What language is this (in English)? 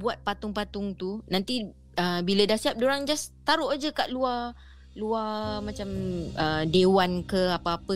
Malay